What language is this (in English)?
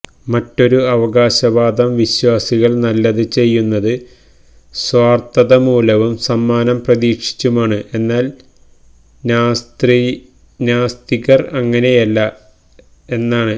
Malayalam